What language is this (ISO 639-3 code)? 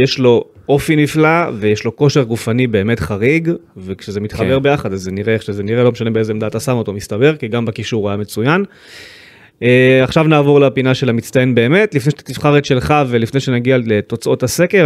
heb